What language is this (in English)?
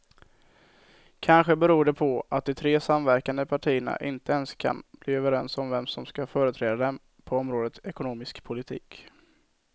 Swedish